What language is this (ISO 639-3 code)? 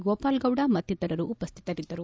kan